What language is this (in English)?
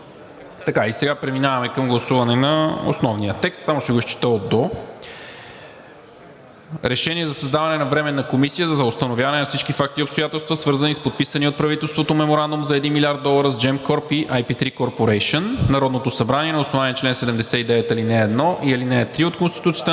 Bulgarian